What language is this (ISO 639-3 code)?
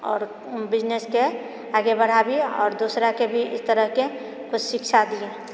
mai